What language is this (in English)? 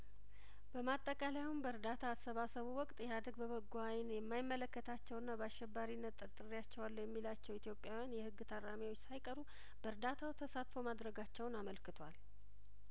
Amharic